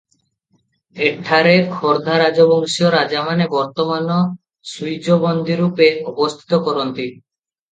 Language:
Odia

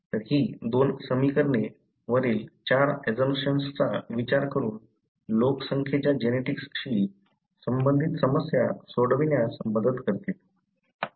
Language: Marathi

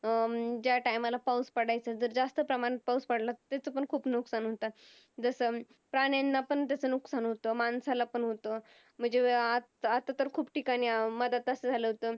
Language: Marathi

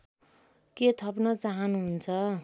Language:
Nepali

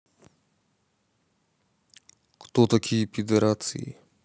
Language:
Russian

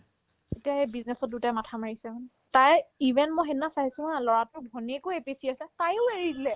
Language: Assamese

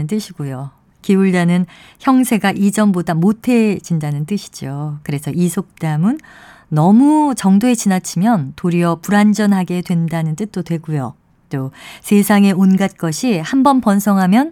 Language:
Korean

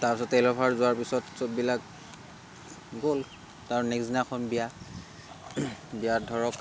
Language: Assamese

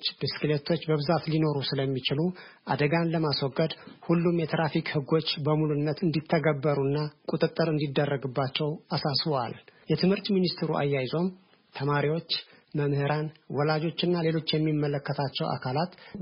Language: Amharic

